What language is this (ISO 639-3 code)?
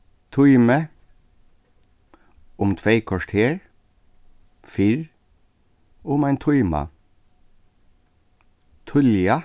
fao